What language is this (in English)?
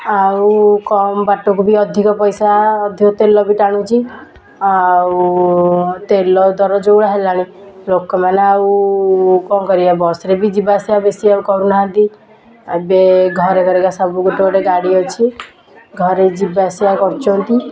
Odia